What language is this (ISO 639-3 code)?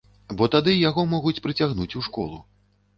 bel